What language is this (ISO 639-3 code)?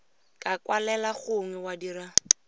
tsn